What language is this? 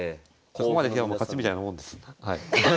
Japanese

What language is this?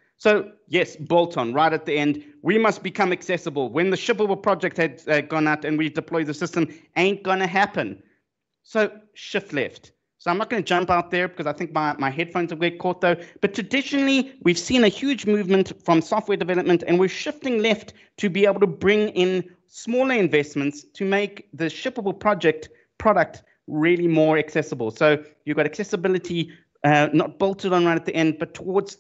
English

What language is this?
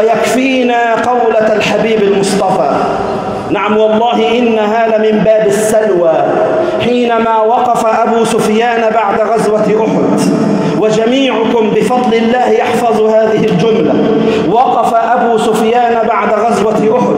Arabic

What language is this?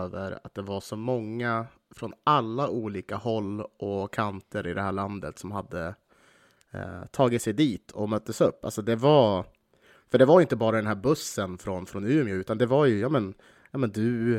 Swedish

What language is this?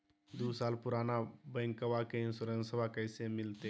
Magahi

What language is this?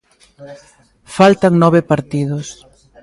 Galician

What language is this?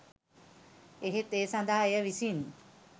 Sinhala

